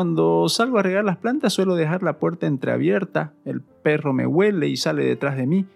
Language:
Spanish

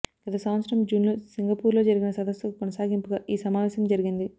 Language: Telugu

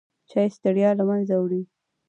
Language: Pashto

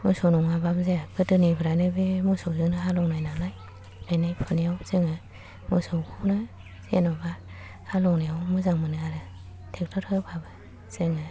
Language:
Bodo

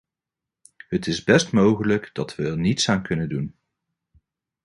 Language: Dutch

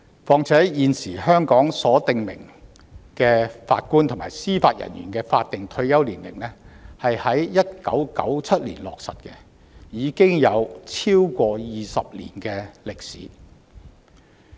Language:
Cantonese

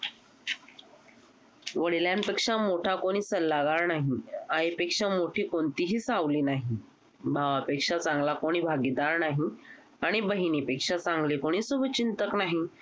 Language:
Marathi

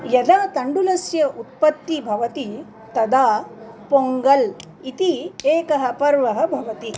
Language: Sanskrit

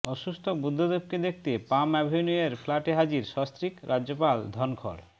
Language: Bangla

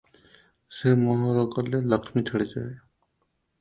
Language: Odia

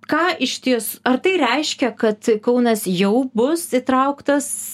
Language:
Lithuanian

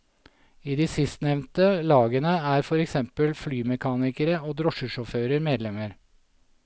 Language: Norwegian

